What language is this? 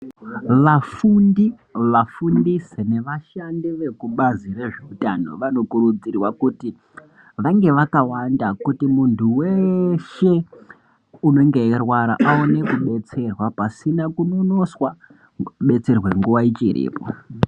Ndau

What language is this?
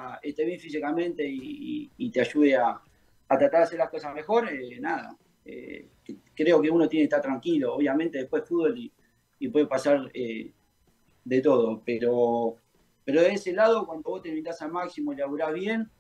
Spanish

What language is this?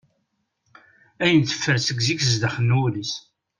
Kabyle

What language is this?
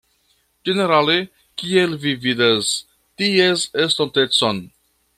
Esperanto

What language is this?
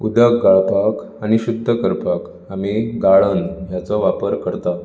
Konkani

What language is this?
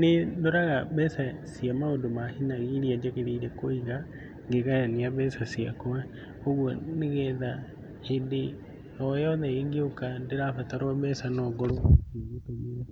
Kikuyu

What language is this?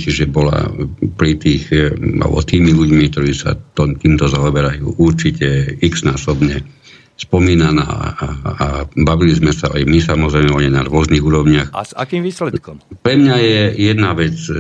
Slovak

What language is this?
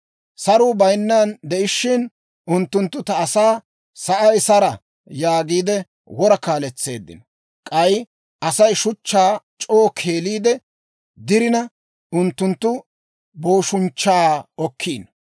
Dawro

